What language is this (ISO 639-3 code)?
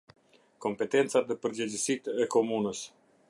sqi